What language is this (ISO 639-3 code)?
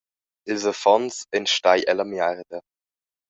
roh